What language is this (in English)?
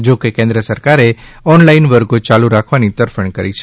Gujarati